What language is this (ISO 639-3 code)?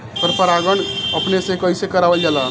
bho